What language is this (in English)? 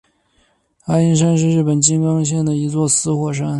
Chinese